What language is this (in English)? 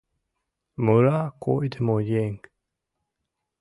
Mari